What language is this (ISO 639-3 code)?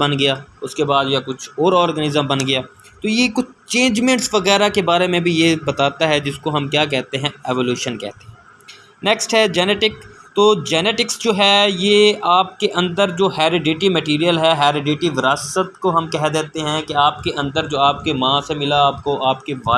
urd